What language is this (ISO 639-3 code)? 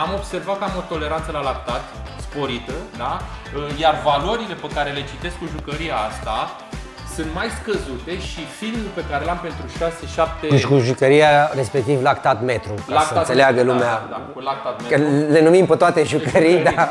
ron